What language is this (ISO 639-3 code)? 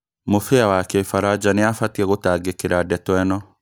kik